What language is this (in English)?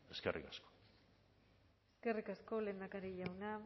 Basque